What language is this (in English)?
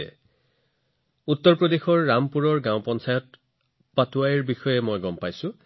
Assamese